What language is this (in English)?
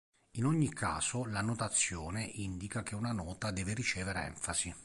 Italian